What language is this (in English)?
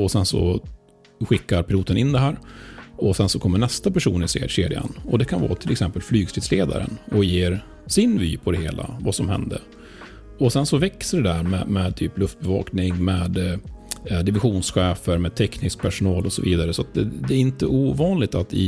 Swedish